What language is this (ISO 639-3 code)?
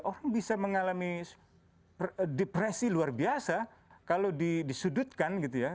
ind